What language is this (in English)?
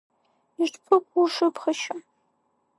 Abkhazian